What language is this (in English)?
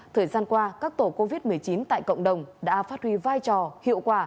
Vietnamese